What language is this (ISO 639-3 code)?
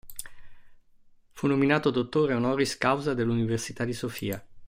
ita